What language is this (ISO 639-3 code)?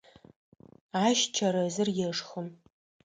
ady